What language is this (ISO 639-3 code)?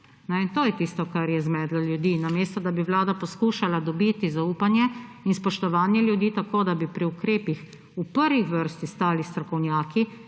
slv